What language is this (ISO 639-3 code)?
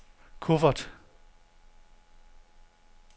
dan